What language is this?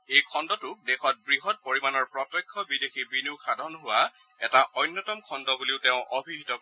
Assamese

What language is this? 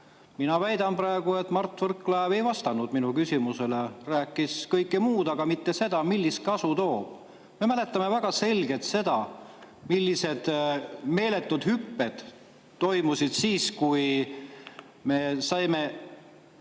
Estonian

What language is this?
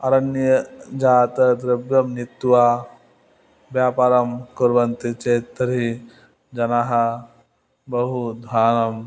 Sanskrit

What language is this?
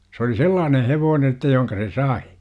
Finnish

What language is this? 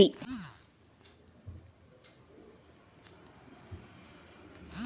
Kannada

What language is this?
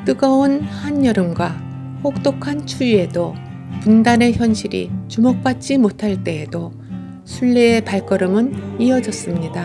Korean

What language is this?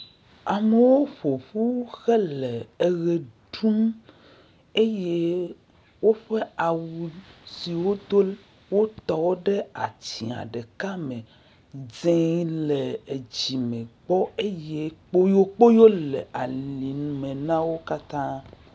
Ewe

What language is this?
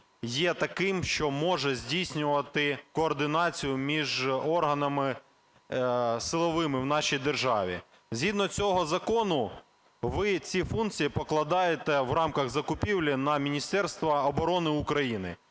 Ukrainian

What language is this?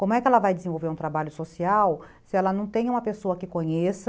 Portuguese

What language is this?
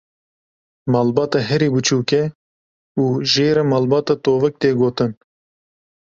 Kurdish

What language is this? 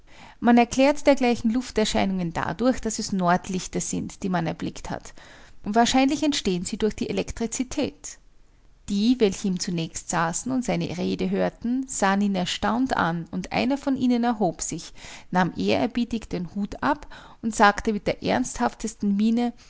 German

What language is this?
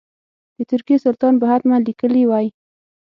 Pashto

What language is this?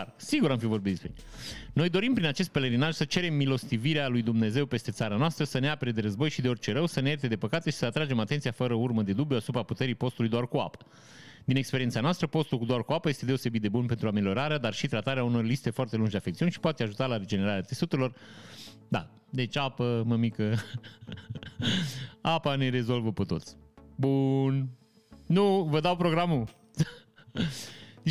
Romanian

